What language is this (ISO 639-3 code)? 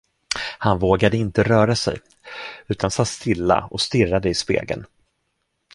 swe